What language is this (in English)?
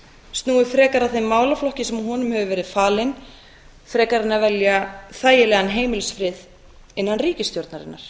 Icelandic